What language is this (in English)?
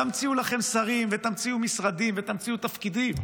Hebrew